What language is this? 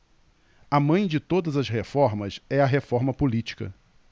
Portuguese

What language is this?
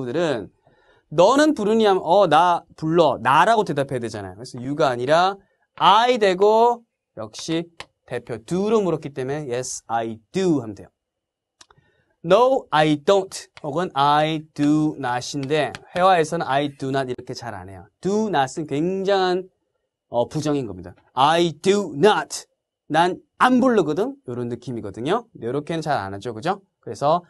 Korean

